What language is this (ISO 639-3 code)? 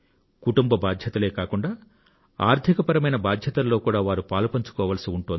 tel